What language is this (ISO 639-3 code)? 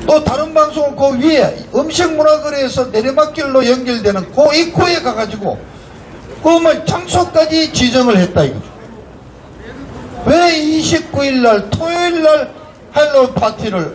kor